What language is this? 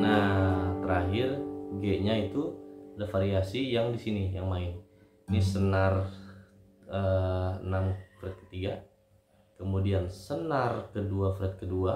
Indonesian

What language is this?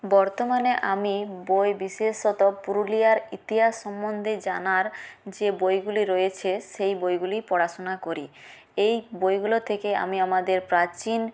Bangla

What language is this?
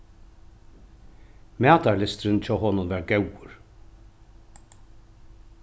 Faroese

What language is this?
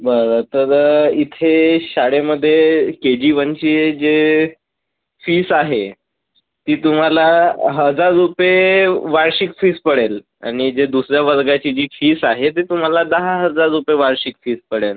Marathi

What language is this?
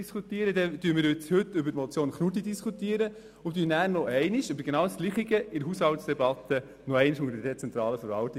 Swiss German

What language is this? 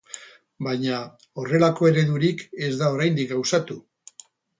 Basque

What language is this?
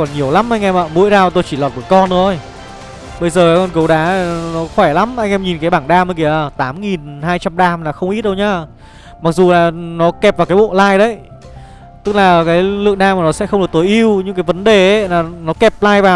Vietnamese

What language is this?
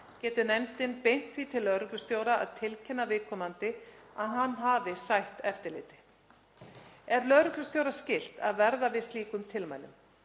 Icelandic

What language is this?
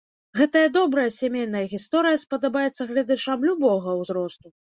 Belarusian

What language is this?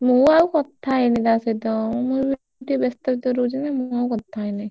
Odia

